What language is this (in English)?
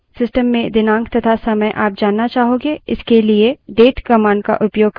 Hindi